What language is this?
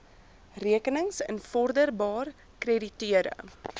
Afrikaans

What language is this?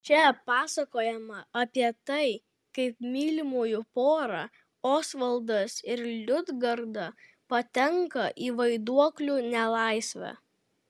Lithuanian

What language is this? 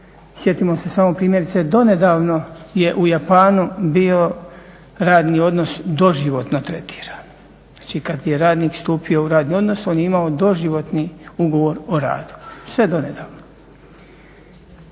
Croatian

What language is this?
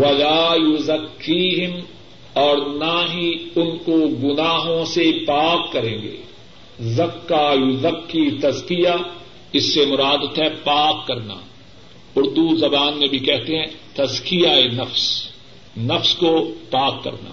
Urdu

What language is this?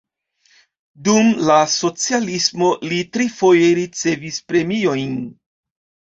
Esperanto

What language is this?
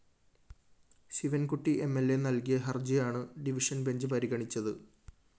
Malayalam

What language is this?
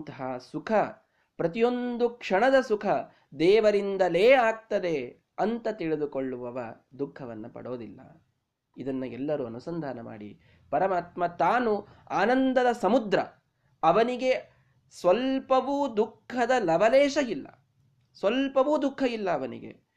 Kannada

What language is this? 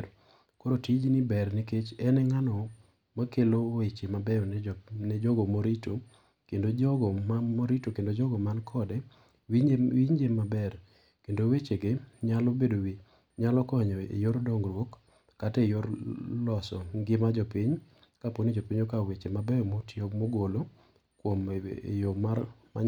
Luo (Kenya and Tanzania)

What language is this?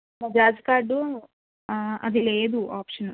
Telugu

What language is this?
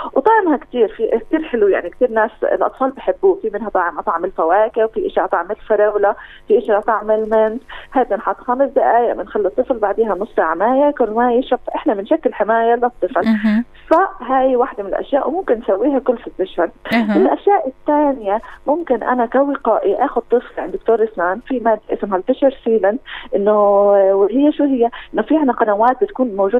Arabic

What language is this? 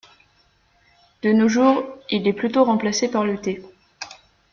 French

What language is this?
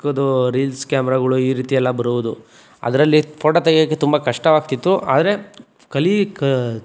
Kannada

